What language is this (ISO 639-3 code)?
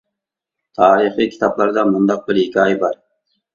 uig